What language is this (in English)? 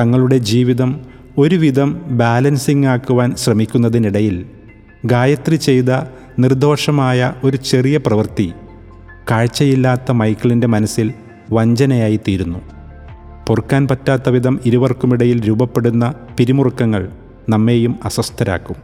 Malayalam